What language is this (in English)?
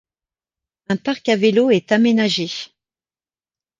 French